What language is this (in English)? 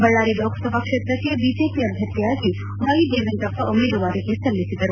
Kannada